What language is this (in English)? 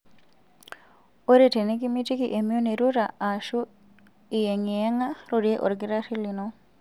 Masai